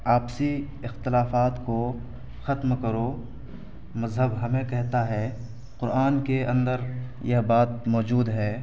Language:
Urdu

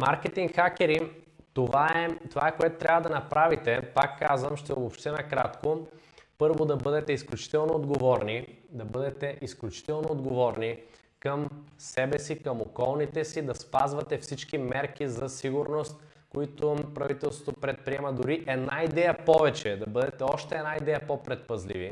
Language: Bulgarian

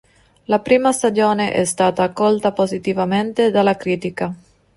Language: Italian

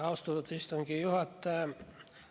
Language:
Estonian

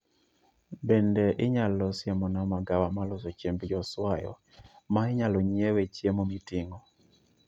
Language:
Luo (Kenya and Tanzania)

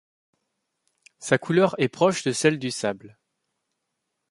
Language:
French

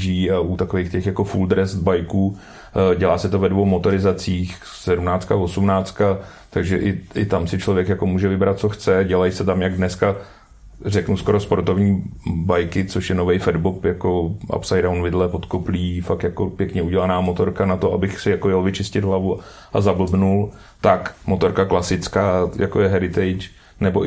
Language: Czech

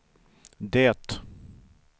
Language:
Swedish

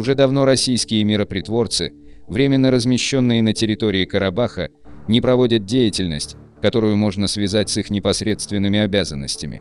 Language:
Russian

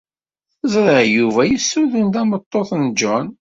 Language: Kabyle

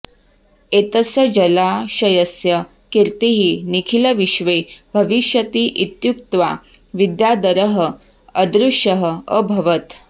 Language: Sanskrit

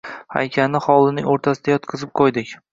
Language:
Uzbek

